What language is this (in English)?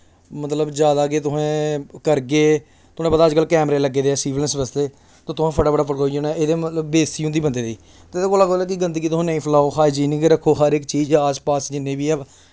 Dogri